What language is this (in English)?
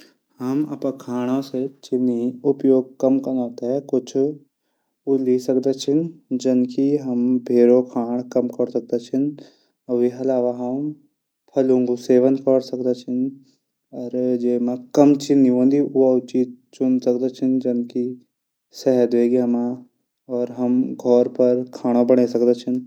Garhwali